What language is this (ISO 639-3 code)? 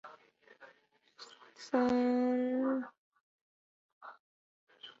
zho